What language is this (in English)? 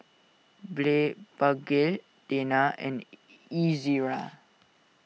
English